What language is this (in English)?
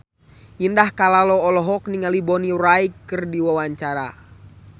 Sundanese